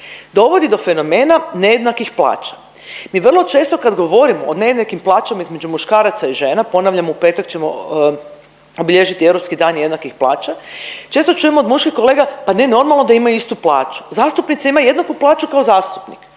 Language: Croatian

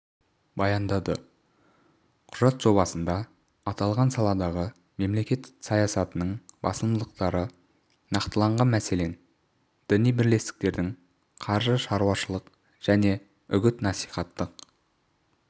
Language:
Kazakh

